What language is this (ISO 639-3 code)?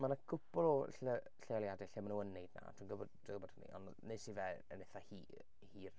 cym